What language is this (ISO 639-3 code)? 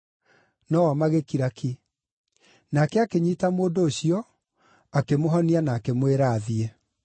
kik